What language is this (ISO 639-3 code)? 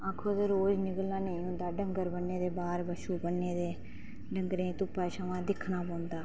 doi